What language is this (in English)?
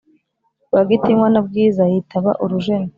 Kinyarwanda